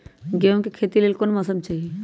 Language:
Magahi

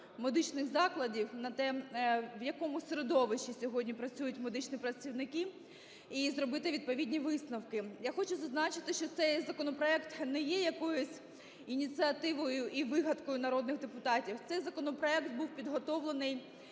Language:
Ukrainian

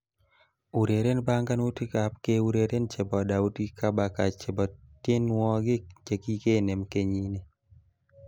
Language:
Kalenjin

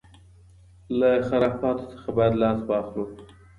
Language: Pashto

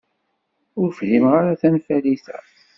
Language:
Kabyle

